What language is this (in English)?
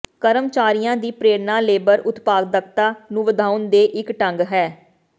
Punjabi